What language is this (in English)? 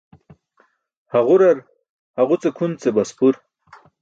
Burushaski